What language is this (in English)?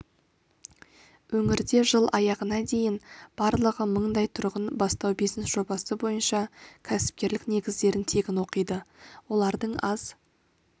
Kazakh